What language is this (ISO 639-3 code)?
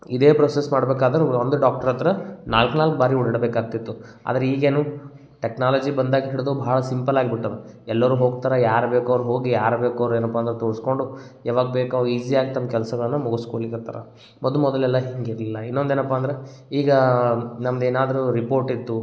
kan